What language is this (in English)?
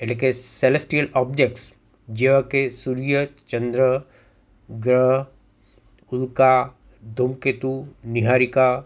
Gujarati